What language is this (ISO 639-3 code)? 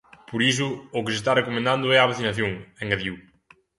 glg